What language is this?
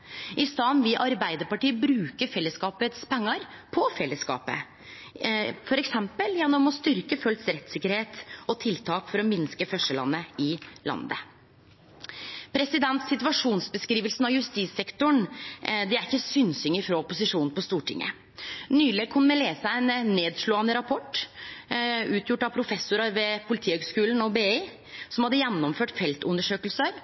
Norwegian Nynorsk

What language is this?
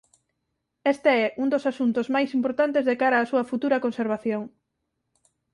Galician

